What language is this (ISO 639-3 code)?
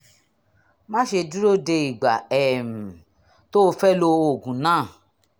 yor